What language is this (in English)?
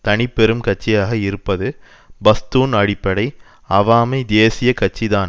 Tamil